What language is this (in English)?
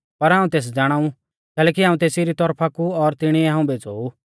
Mahasu Pahari